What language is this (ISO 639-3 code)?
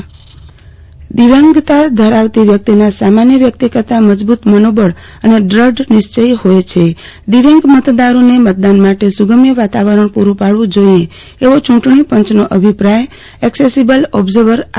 guj